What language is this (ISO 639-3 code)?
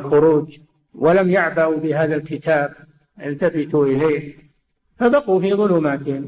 ara